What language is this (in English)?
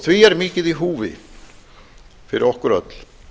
Icelandic